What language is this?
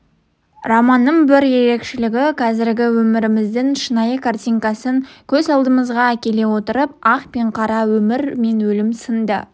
Kazakh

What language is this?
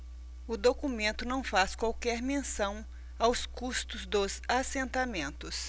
Portuguese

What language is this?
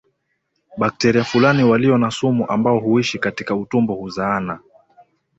Swahili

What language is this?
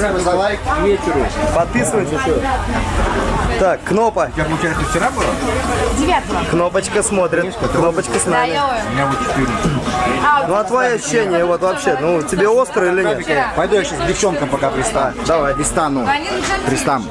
Russian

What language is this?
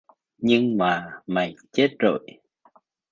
Vietnamese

